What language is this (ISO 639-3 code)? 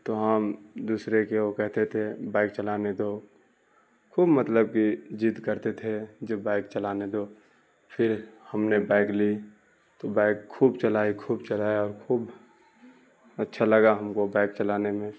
urd